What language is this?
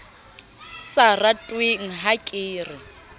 Southern Sotho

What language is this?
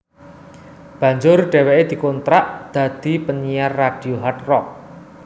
Javanese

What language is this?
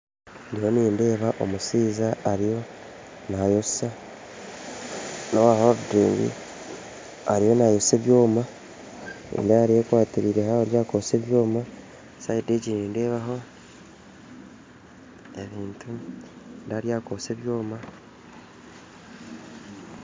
Nyankole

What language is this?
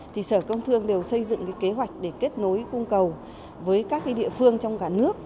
Vietnamese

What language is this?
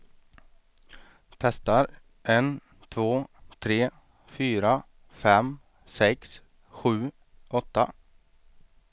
Swedish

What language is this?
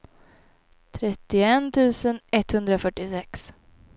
Swedish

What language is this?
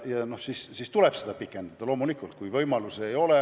Estonian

